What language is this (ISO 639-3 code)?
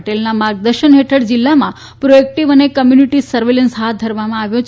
guj